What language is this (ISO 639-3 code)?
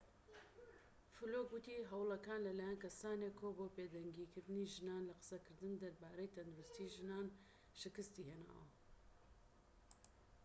ckb